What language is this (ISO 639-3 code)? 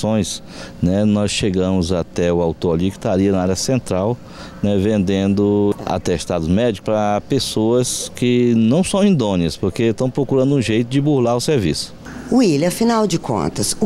por